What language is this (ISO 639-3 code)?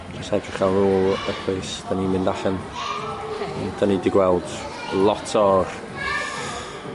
cym